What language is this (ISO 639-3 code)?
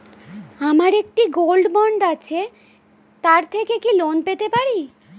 ben